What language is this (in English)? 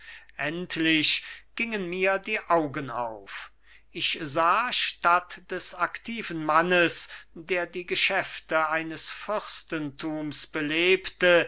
German